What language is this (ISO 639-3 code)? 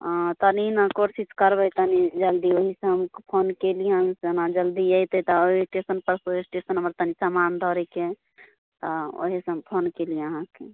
mai